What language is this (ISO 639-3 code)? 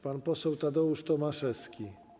pol